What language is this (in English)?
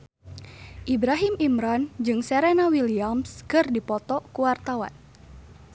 Sundanese